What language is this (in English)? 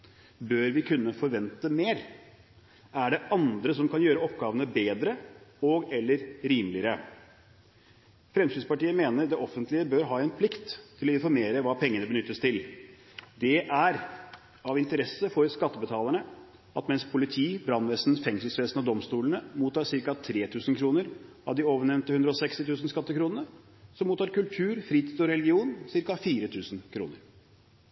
Norwegian Bokmål